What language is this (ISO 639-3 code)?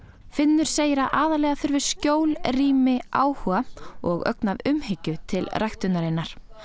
isl